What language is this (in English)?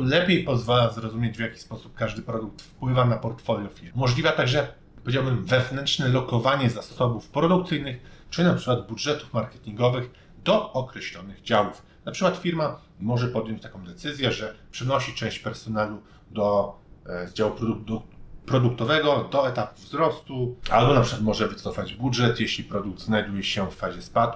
Polish